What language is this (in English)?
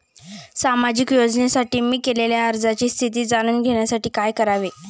Marathi